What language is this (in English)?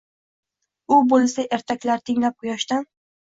Uzbek